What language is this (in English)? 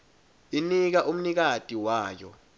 Swati